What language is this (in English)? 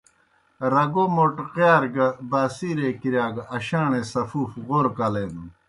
Kohistani Shina